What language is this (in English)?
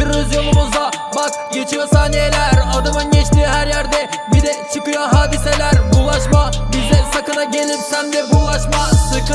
Turkish